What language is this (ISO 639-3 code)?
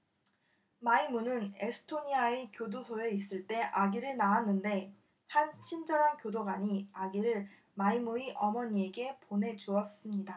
kor